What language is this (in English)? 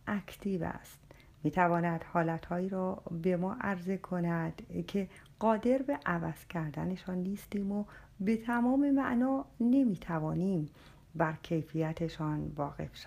Persian